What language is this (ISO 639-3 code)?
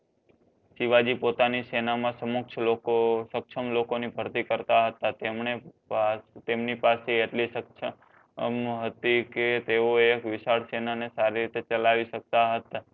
guj